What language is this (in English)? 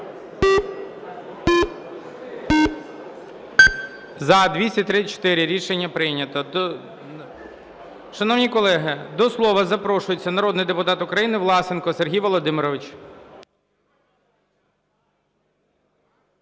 Ukrainian